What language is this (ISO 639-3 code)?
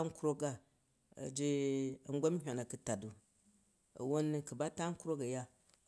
kaj